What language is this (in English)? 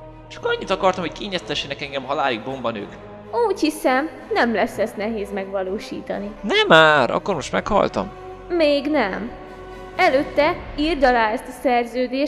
Hungarian